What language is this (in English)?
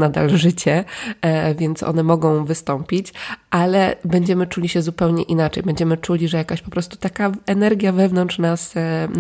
Polish